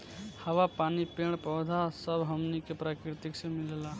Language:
Bhojpuri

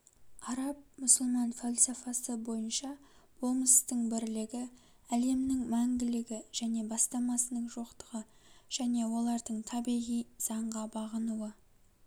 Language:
Kazakh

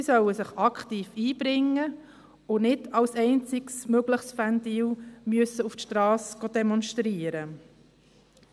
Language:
Swiss German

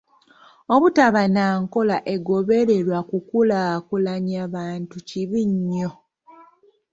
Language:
Ganda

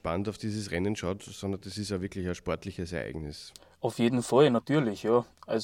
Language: German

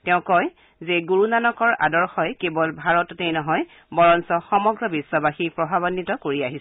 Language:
Assamese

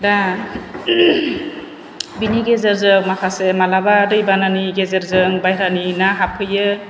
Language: Bodo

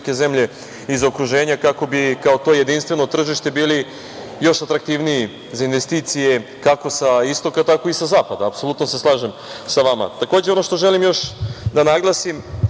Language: Serbian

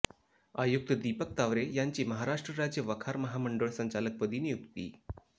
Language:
Marathi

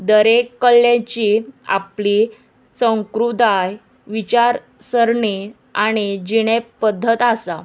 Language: Konkani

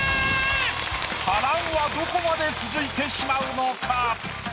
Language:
Japanese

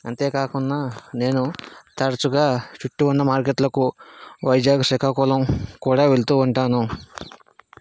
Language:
Telugu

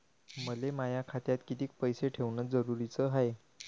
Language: Marathi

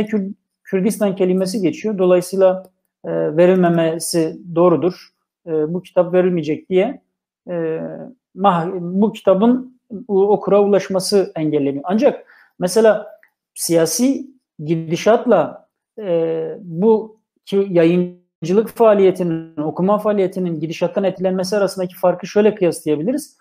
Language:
Turkish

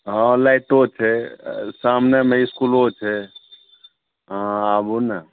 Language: Maithili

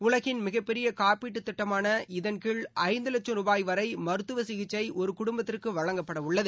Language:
Tamil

